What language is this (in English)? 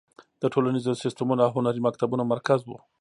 Pashto